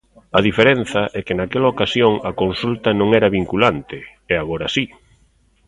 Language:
Galician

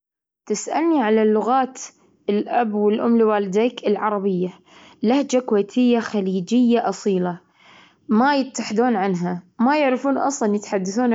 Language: Gulf Arabic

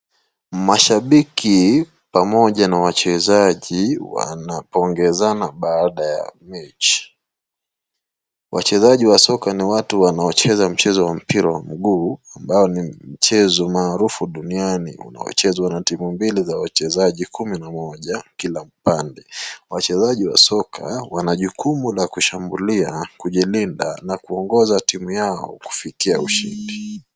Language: Swahili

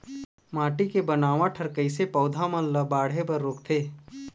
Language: Chhattisgarhi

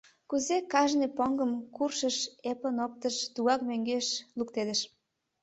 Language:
Mari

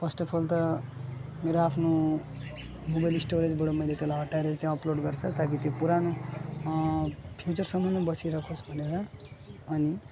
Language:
Nepali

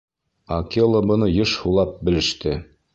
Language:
Bashkir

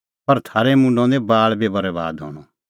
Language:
Kullu Pahari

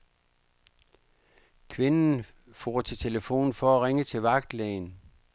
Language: Danish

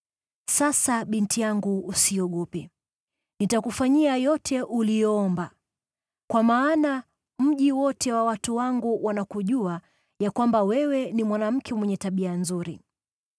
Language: Swahili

